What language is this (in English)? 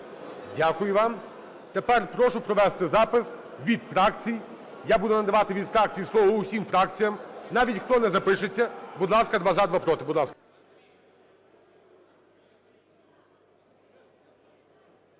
Ukrainian